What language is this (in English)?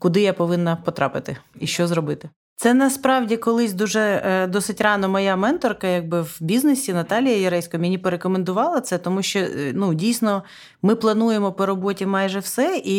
Ukrainian